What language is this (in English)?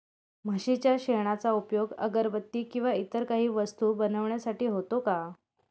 Marathi